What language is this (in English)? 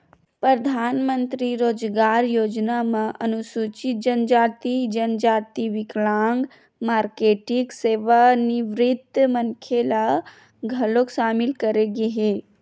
Chhattisgarhi